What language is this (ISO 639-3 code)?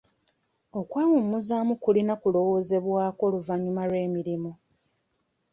lug